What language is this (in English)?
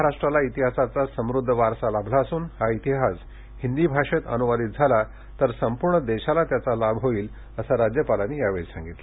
Marathi